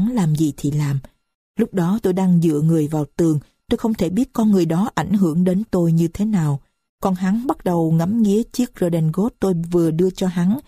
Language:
Vietnamese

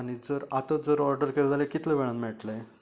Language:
Konkani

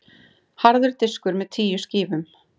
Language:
Icelandic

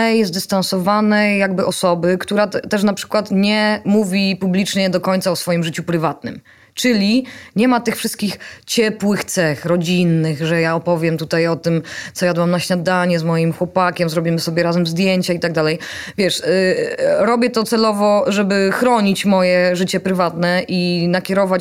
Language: Polish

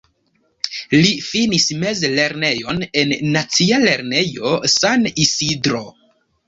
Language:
Esperanto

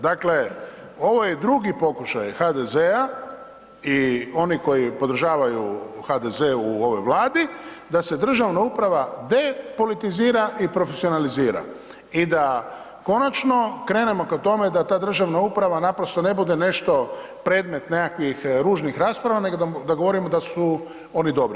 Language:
Croatian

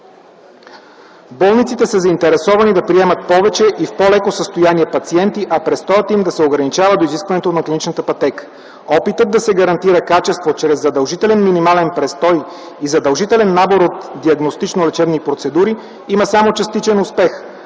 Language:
Bulgarian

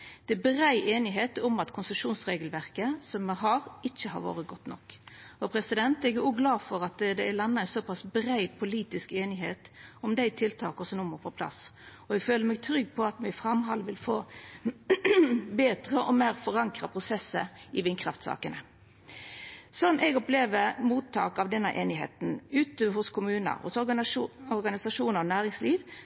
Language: Norwegian Nynorsk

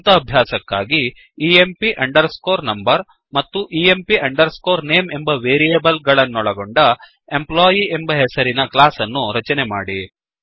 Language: Kannada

